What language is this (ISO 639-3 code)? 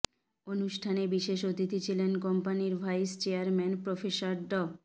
ben